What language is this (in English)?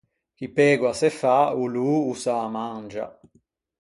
Ligurian